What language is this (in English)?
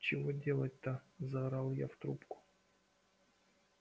Russian